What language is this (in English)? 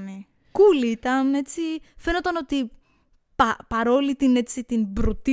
Greek